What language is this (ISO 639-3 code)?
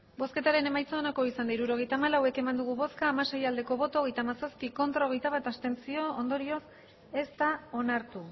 eus